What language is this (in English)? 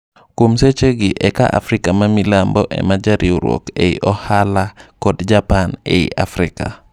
Luo (Kenya and Tanzania)